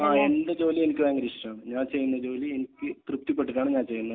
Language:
Malayalam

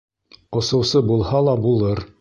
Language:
Bashkir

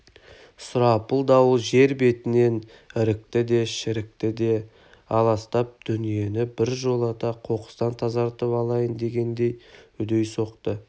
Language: Kazakh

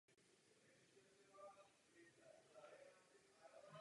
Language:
Czech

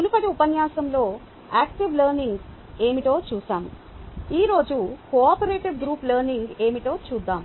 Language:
Telugu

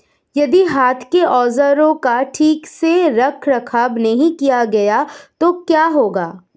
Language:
Hindi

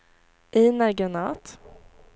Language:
Swedish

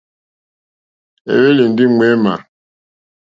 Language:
Mokpwe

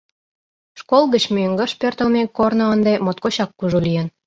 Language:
Mari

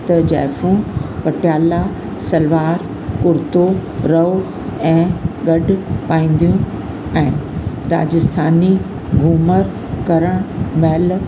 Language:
Sindhi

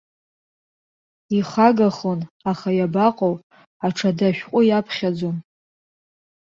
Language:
Abkhazian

